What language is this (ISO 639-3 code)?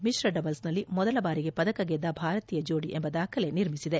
kan